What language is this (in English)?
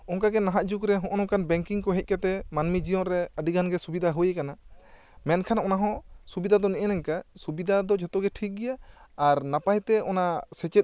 Santali